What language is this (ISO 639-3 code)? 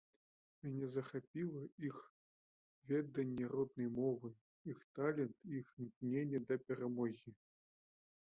bel